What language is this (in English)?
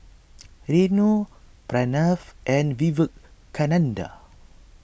English